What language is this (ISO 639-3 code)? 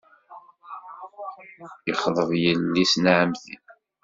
kab